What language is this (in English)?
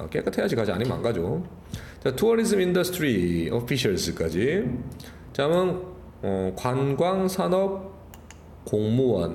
Korean